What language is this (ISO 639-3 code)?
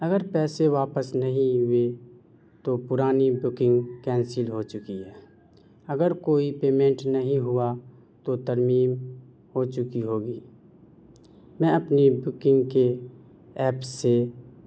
urd